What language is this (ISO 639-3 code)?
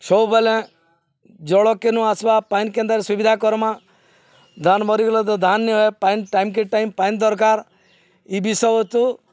ori